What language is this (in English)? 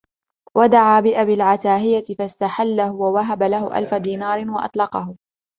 Arabic